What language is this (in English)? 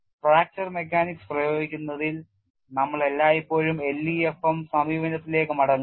Malayalam